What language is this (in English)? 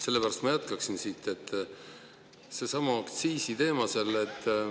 Estonian